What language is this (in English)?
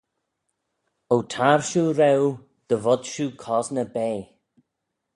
Manx